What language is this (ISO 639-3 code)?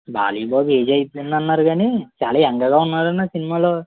tel